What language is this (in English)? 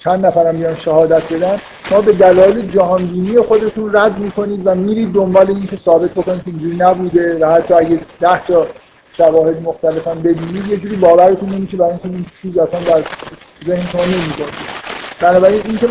Persian